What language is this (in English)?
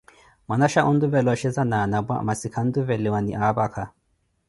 Koti